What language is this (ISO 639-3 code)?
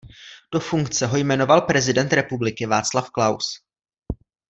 ces